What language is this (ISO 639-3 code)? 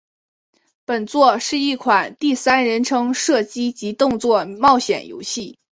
zho